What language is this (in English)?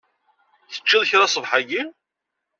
Kabyle